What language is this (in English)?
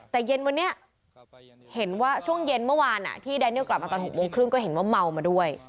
Thai